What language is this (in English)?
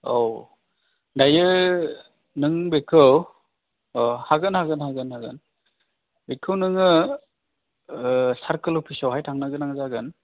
Bodo